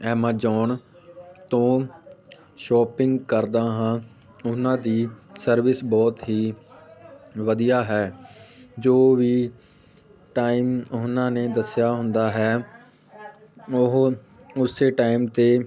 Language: Punjabi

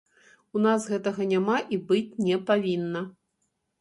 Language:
Belarusian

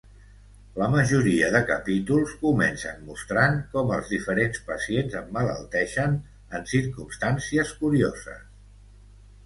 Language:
Catalan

